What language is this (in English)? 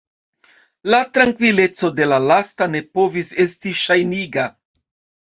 Esperanto